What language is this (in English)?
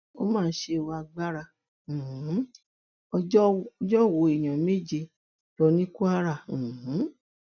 Yoruba